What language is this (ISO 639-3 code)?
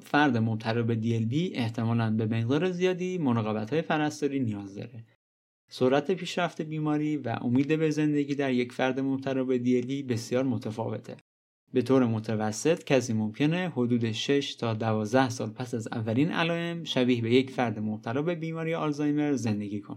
fas